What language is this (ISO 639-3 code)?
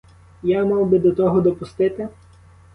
ukr